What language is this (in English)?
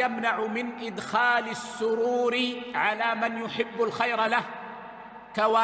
Arabic